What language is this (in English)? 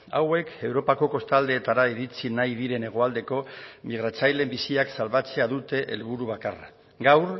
Basque